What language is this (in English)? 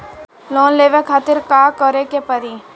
Bhojpuri